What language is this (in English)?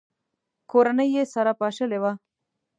Pashto